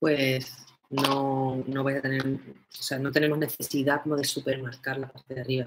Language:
Spanish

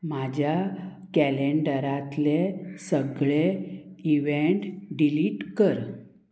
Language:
Konkani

